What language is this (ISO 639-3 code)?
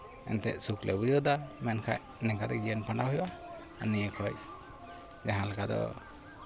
sat